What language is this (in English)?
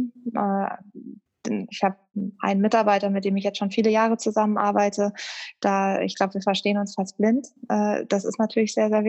German